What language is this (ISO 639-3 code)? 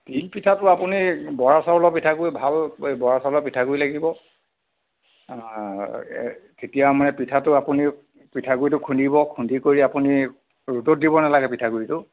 asm